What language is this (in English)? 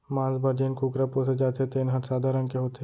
Chhattisgarhi